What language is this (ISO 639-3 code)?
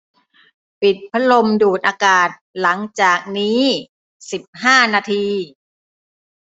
tha